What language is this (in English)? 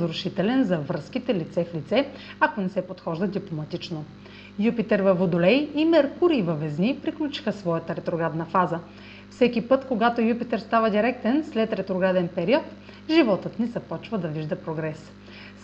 Bulgarian